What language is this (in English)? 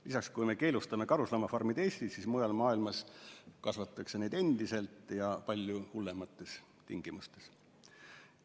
Estonian